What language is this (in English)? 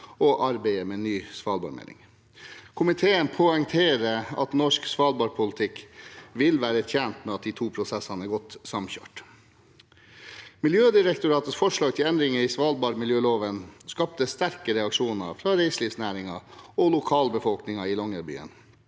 Norwegian